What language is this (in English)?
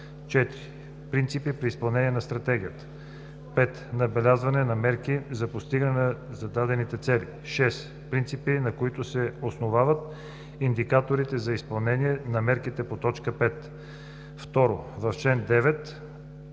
Bulgarian